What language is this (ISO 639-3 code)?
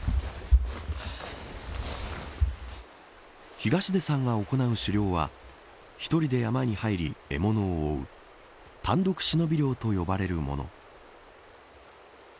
jpn